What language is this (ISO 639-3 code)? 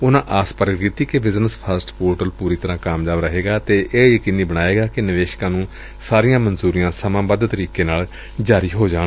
pan